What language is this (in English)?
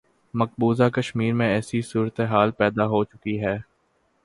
Urdu